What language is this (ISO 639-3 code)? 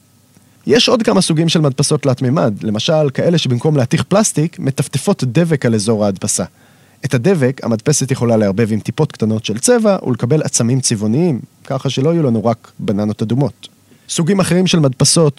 heb